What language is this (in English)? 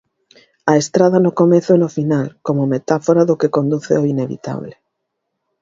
Galician